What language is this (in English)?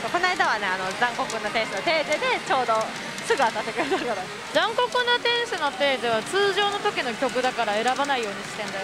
Japanese